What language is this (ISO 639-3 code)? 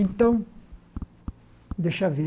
por